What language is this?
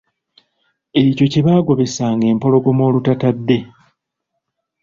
Ganda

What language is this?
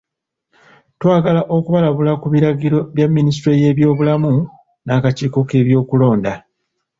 Ganda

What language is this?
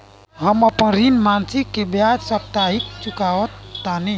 Bhojpuri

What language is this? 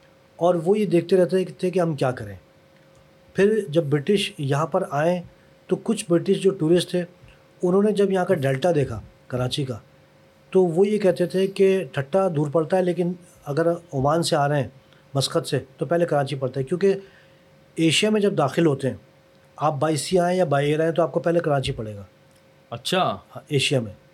Urdu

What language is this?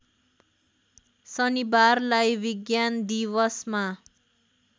Nepali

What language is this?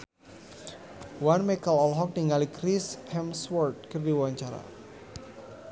Sundanese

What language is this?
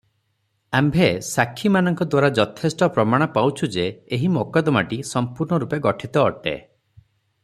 Odia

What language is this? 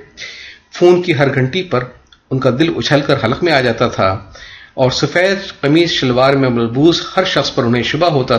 Urdu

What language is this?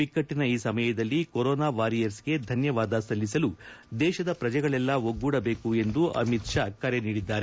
Kannada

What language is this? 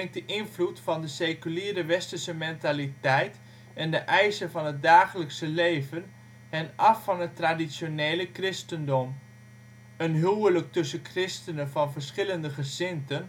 Dutch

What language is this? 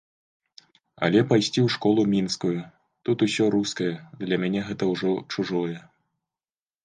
Belarusian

